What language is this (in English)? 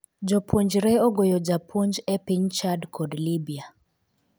Luo (Kenya and Tanzania)